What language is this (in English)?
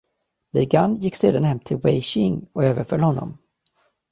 Swedish